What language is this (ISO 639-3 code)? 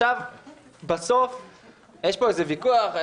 heb